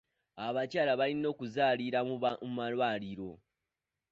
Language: Ganda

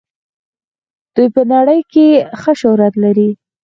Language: Pashto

